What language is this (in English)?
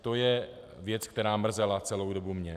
Czech